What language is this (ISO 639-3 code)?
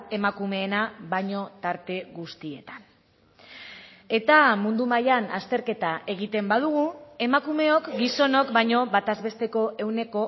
eus